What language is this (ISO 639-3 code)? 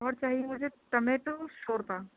urd